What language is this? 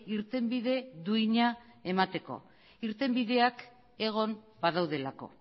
Basque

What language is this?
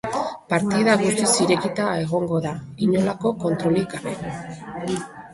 Basque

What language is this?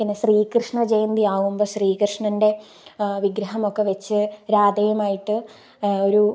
Malayalam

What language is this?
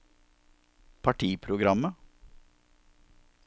Norwegian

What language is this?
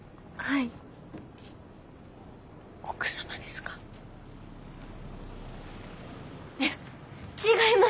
Japanese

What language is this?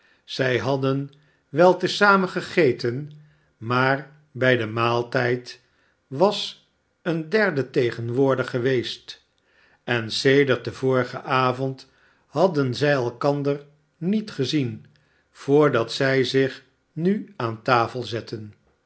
Dutch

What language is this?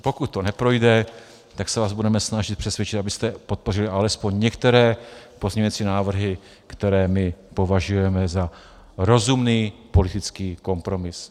Czech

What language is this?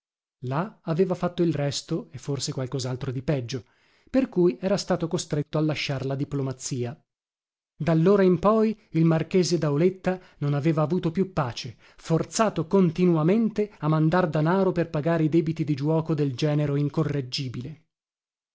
Italian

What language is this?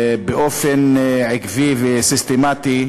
Hebrew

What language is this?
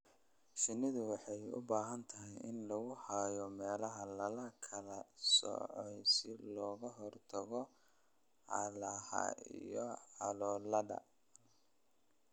Somali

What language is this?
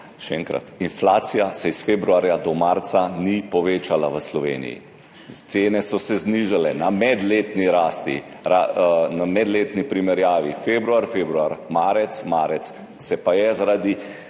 Slovenian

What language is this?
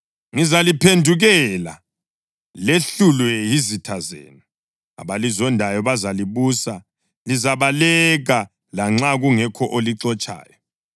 North Ndebele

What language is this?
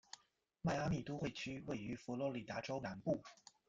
Chinese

